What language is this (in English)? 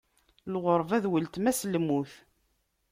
Kabyle